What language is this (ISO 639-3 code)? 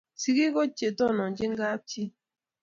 kln